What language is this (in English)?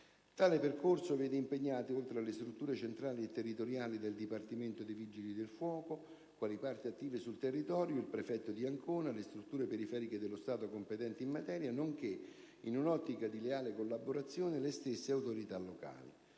Italian